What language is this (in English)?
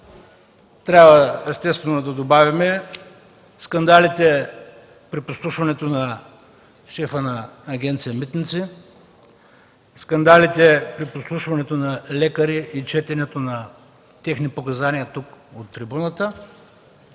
Bulgarian